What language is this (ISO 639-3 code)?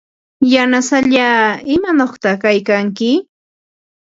qva